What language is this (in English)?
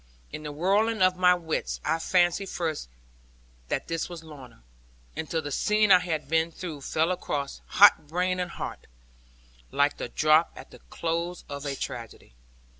English